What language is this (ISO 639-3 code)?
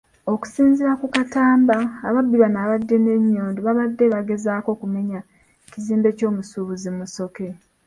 lug